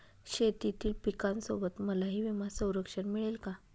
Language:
Marathi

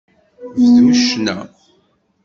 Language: Kabyle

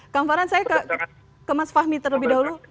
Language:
Indonesian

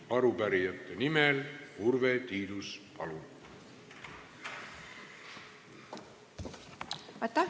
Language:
Estonian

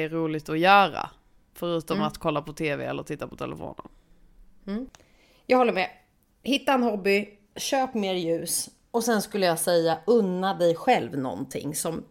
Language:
Swedish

